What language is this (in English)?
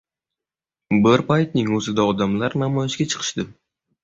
Uzbek